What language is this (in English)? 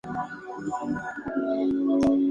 Spanish